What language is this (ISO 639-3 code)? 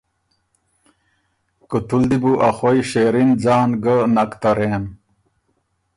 oru